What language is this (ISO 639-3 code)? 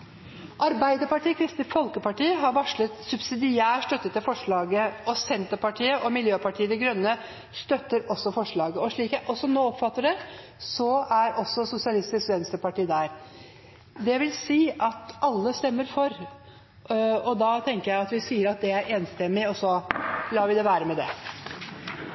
nno